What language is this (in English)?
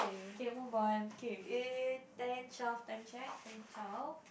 English